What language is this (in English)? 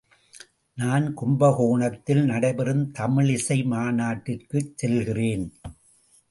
Tamil